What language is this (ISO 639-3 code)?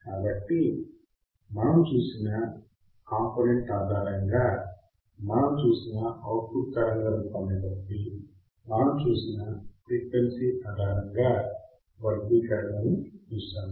tel